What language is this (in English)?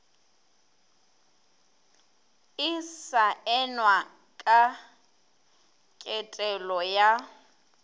Northern Sotho